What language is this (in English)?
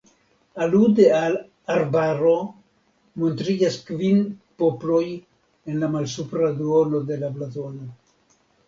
Esperanto